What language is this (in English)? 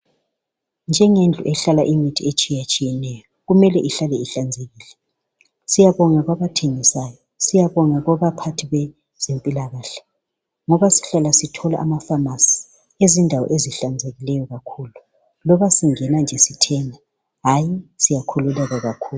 North Ndebele